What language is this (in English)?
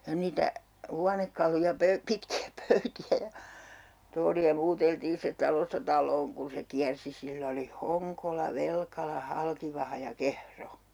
Finnish